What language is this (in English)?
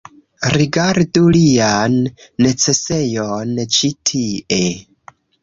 Esperanto